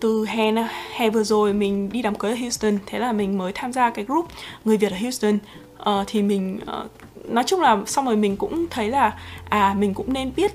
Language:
Vietnamese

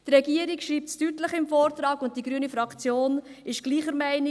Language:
Swiss German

